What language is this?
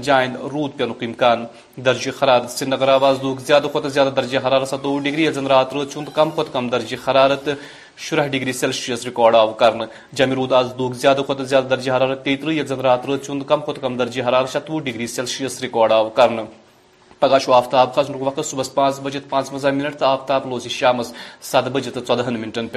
Urdu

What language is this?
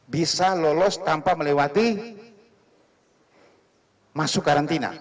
Indonesian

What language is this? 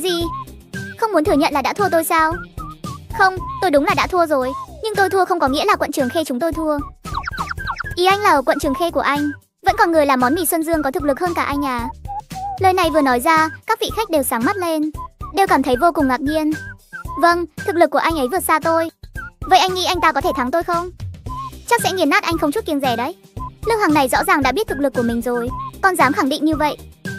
Vietnamese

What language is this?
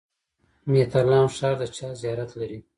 Pashto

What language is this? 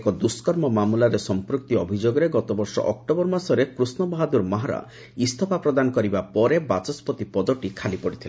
Odia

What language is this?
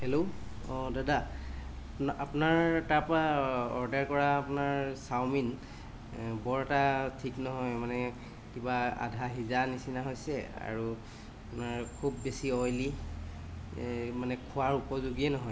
Assamese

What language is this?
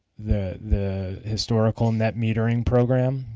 English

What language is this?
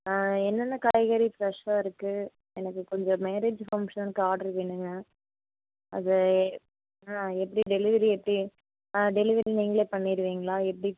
Tamil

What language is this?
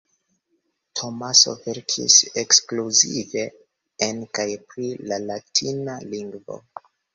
Esperanto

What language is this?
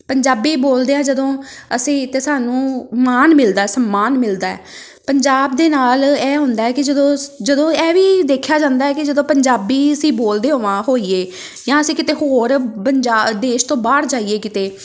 Punjabi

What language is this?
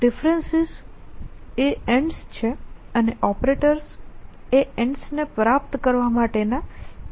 Gujarati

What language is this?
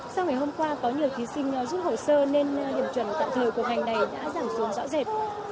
Vietnamese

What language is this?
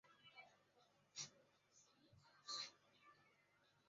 Chinese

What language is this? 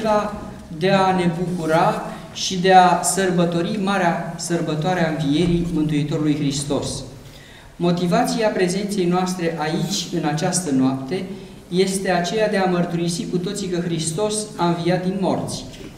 Romanian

